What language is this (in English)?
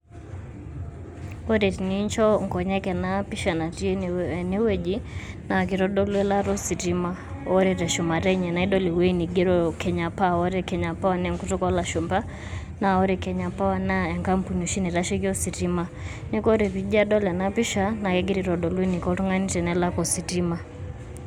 Masai